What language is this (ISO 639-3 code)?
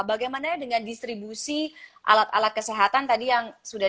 ind